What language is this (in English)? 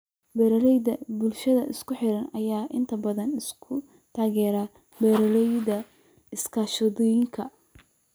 Somali